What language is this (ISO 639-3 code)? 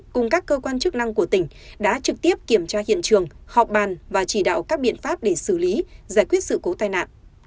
vie